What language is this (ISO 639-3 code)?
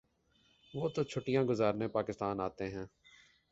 urd